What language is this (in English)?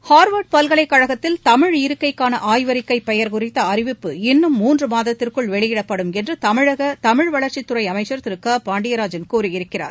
Tamil